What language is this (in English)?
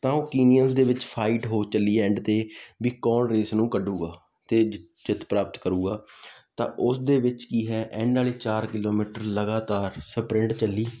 Punjabi